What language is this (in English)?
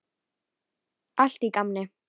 Icelandic